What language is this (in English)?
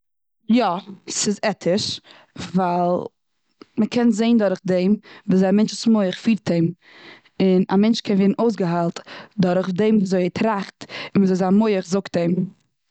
Yiddish